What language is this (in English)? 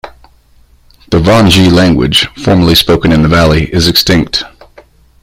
English